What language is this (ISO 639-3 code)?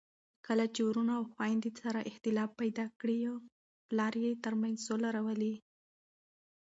pus